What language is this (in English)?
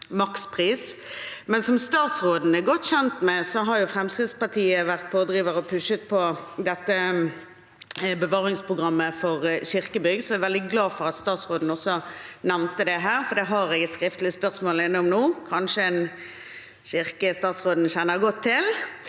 Norwegian